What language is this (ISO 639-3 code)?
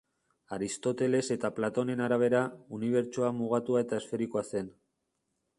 eus